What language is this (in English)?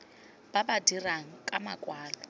Tswana